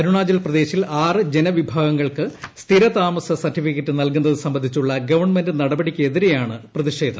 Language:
Malayalam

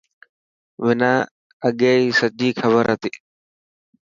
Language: Dhatki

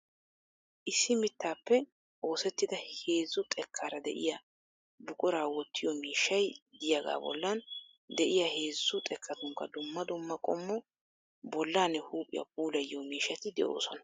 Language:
Wolaytta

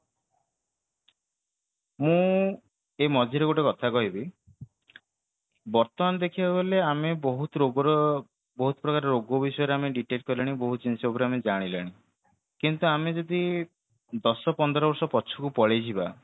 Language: Odia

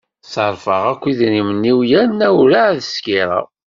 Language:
Kabyle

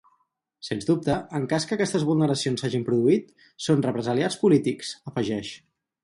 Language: Catalan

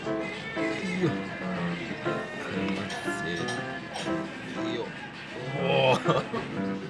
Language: Japanese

